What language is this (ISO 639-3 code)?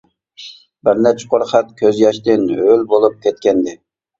uig